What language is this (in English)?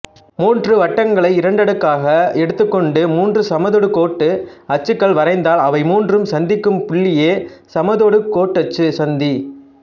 Tamil